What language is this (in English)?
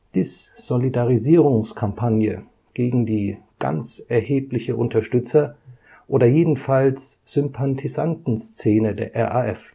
German